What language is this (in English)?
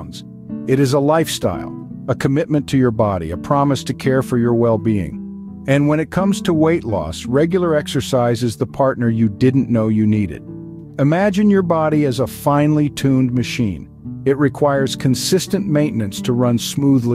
English